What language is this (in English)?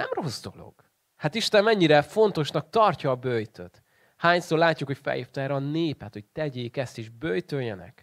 Hungarian